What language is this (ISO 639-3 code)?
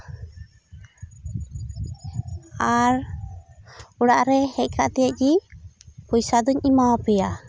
sat